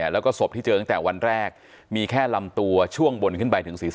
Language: Thai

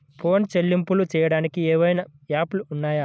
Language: Telugu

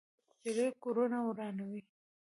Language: Pashto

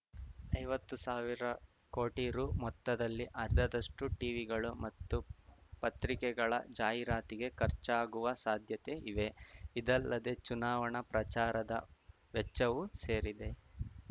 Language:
Kannada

